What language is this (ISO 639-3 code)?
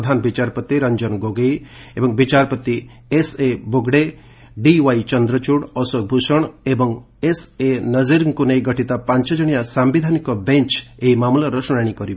ori